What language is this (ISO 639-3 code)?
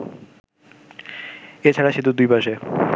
ben